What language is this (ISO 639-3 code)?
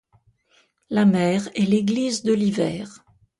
fra